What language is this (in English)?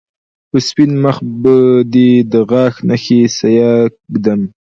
Pashto